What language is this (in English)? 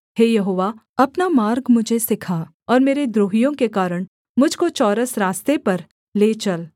Hindi